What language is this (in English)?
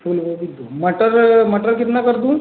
Hindi